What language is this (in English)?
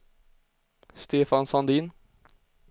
Swedish